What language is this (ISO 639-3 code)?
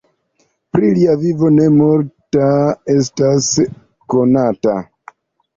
epo